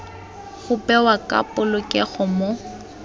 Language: Tswana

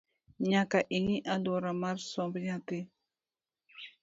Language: Luo (Kenya and Tanzania)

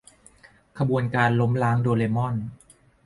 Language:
Thai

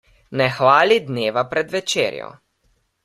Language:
Slovenian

